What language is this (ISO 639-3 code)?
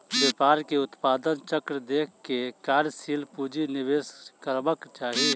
mai